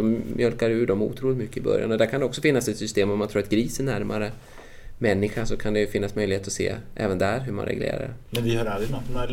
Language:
Swedish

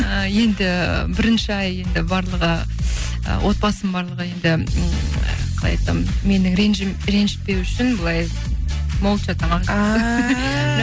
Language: Kazakh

